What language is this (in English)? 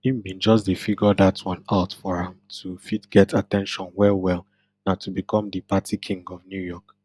Nigerian Pidgin